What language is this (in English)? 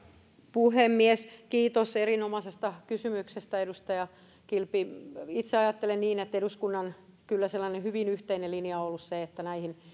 Finnish